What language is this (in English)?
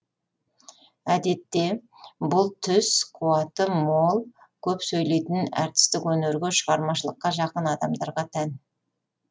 Kazakh